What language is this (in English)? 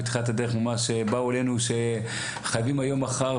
Hebrew